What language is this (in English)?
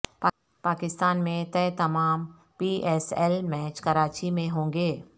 Urdu